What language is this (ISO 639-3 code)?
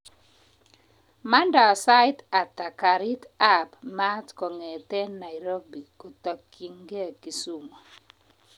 kln